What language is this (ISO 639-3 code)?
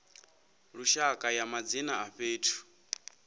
ven